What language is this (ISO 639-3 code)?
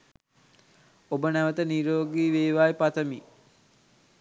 sin